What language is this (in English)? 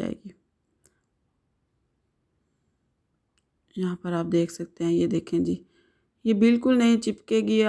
Hindi